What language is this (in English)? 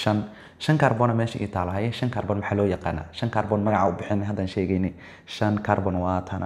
Arabic